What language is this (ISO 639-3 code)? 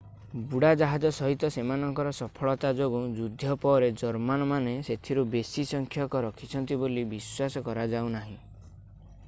ori